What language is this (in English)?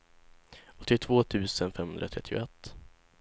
Swedish